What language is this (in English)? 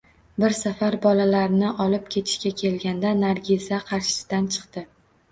Uzbek